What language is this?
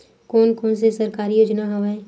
Chhattisgarhi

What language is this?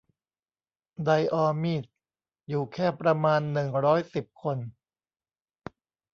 Thai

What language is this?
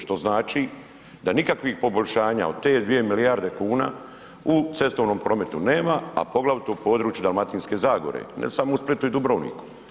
Croatian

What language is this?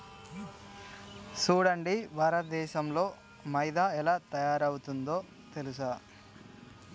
Telugu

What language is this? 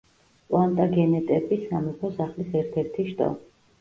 Georgian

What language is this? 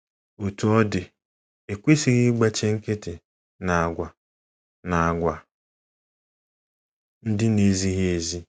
Igbo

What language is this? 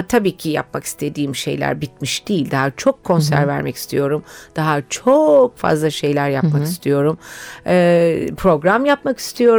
Turkish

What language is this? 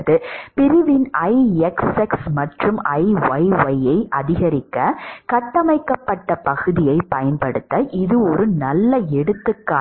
Tamil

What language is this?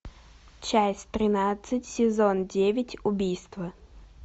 Russian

